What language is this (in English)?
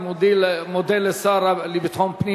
Hebrew